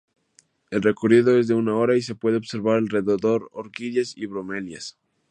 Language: Spanish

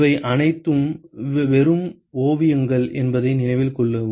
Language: Tamil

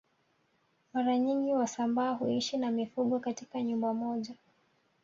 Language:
Swahili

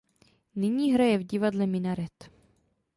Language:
Czech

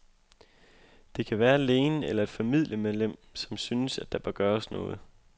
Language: Danish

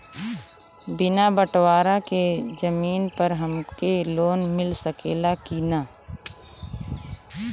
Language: Bhojpuri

